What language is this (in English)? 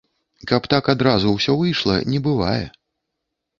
Belarusian